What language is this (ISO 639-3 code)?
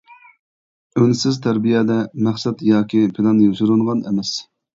uig